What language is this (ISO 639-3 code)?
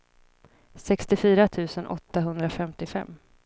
swe